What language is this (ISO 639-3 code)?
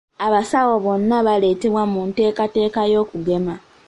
lug